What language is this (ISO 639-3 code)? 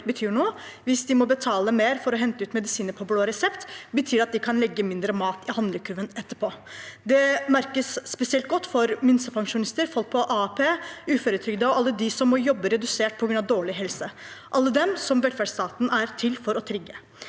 nor